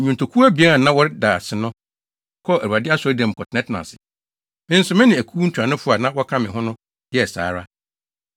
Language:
Akan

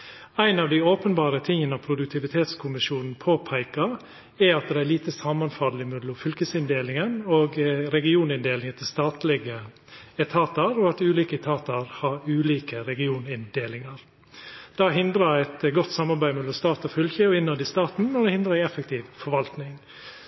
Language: Norwegian Nynorsk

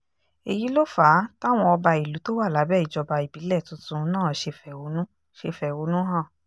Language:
Yoruba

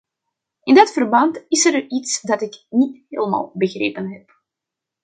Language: Dutch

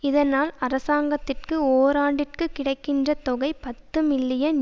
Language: Tamil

